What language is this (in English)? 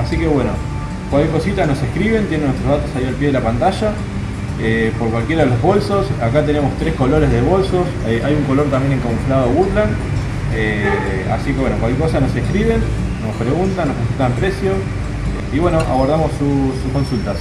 Spanish